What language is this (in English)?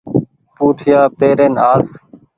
Goaria